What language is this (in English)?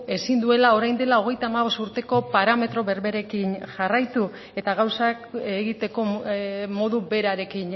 Basque